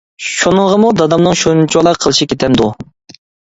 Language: Uyghur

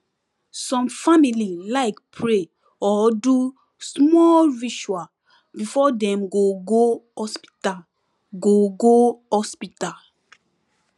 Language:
Nigerian Pidgin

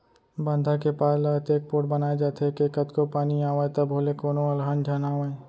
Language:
Chhattisgarhi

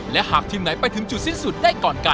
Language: Thai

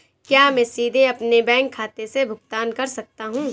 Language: Hindi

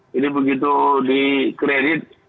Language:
Indonesian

